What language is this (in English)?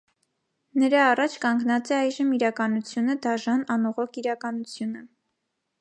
Armenian